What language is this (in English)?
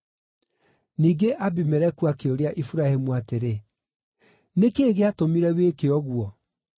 Kikuyu